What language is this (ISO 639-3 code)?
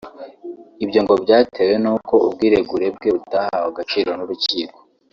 kin